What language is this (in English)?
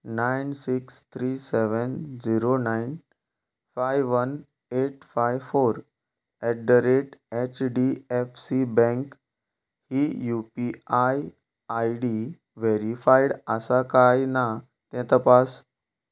Konkani